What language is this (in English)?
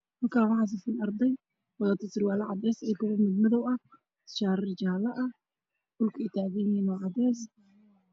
Somali